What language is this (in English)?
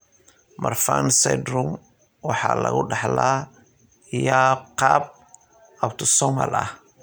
Somali